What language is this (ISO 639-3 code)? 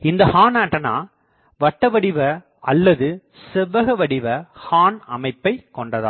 tam